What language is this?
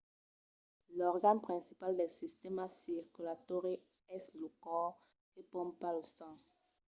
Occitan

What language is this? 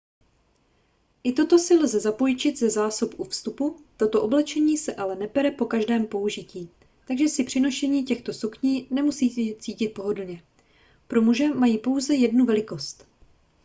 Czech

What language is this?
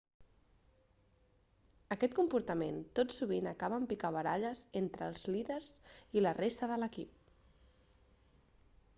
Catalan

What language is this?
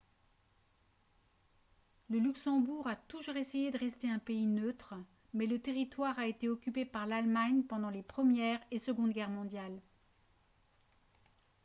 French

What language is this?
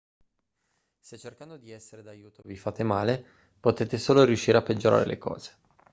Italian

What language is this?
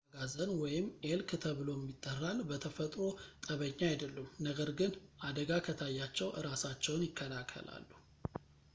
Amharic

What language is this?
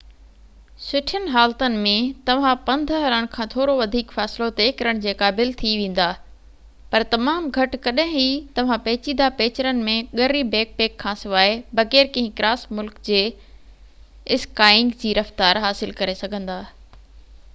Sindhi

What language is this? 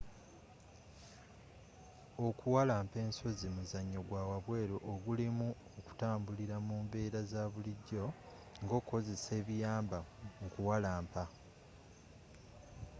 Ganda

